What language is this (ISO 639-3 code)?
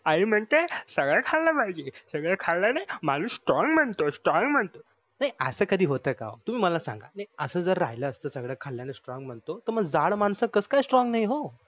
mar